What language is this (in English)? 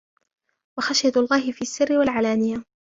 Arabic